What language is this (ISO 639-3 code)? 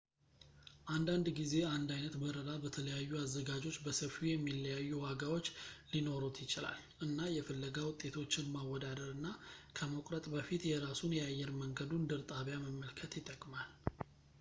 amh